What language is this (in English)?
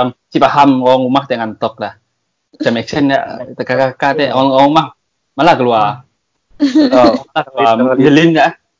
Malay